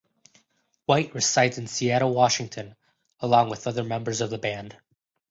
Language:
English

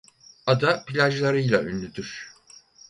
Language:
Turkish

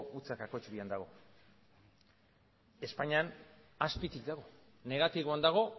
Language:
Basque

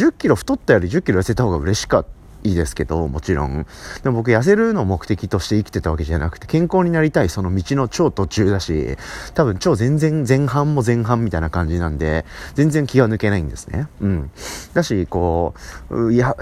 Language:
Japanese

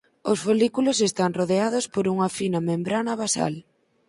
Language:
Galician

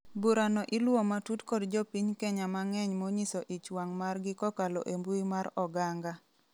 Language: Luo (Kenya and Tanzania)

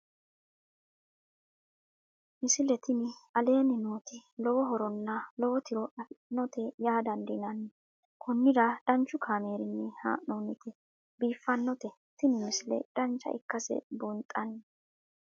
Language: Sidamo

